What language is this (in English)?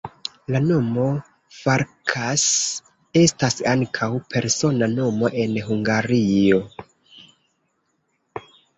Esperanto